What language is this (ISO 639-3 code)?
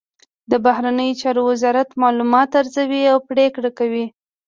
pus